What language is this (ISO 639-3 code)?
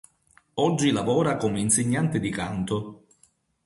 ita